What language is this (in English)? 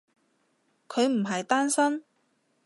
Cantonese